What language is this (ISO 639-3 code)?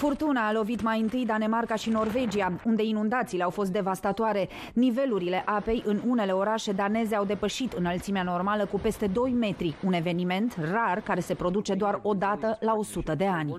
ron